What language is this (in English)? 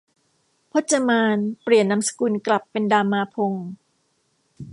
Thai